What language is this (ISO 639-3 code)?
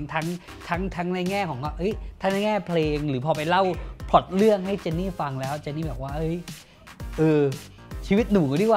tha